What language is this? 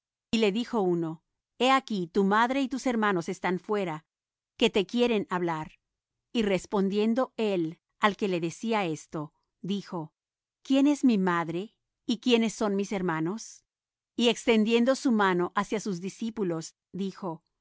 Spanish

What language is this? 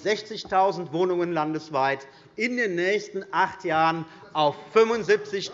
German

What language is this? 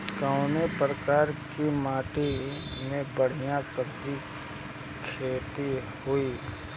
Bhojpuri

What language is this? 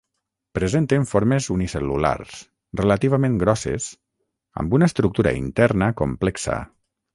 Catalan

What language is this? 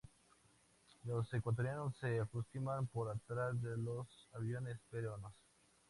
Spanish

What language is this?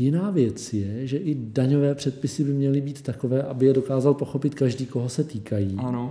Czech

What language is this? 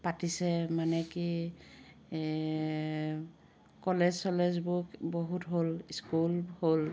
Assamese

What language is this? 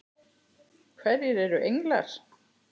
Icelandic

